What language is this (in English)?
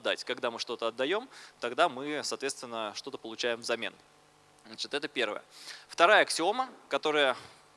Russian